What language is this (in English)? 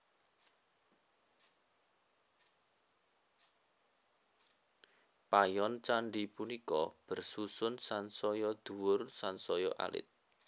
Javanese